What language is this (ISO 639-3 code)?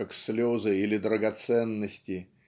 rus